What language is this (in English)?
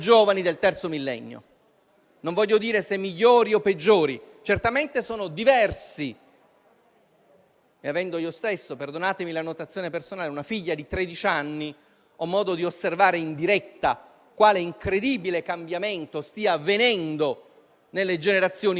Italian